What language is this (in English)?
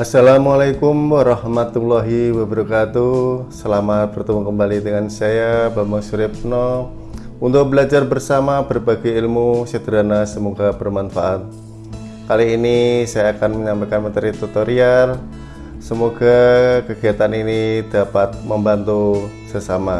Indonesian